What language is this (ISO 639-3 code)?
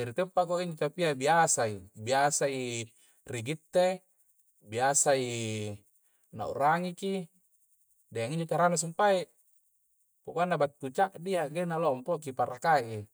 kjc